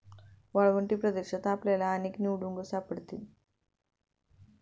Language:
Marathi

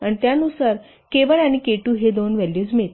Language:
Marathi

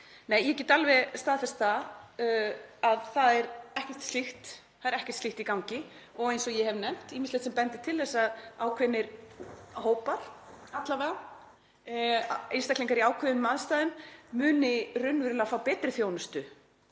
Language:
Icelandic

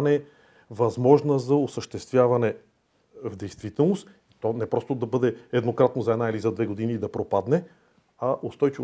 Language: Bulgarian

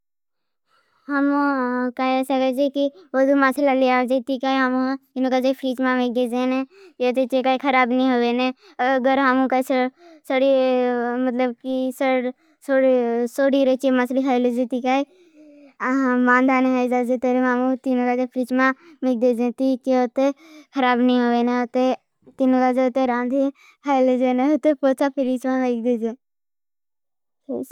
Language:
Bhili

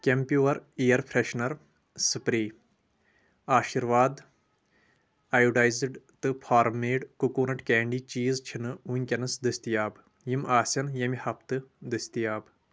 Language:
Kashmiri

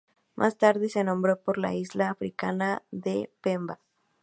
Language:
Spanish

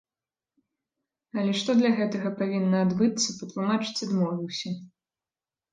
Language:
Belarusian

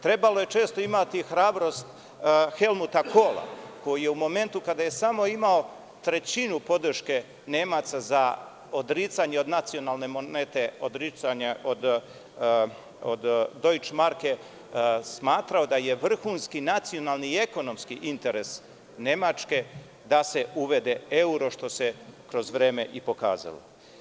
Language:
Serbian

